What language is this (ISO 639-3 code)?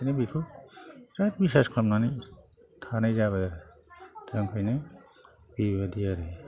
brx